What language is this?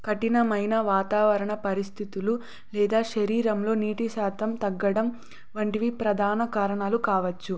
Telugu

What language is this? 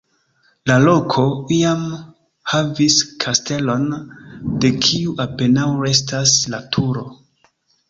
Esperanto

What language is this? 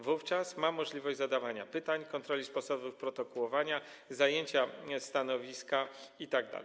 Polish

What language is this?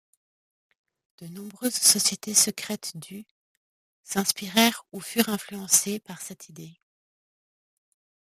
French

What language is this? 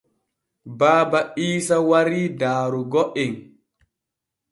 Borgu Fulfulde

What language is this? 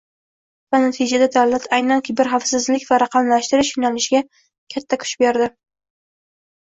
Uzbek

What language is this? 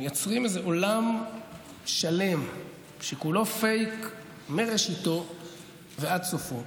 Hebrew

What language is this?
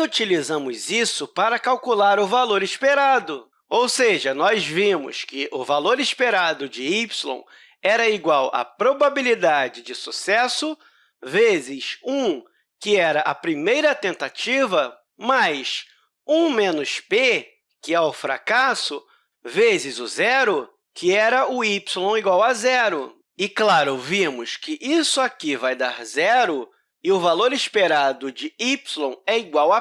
Portuguese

